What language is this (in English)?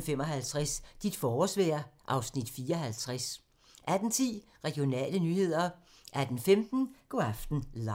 Danish